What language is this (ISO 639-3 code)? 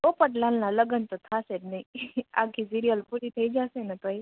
guj